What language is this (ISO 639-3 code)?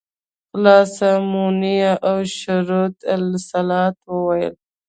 pus